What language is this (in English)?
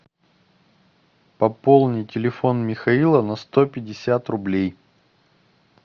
Russian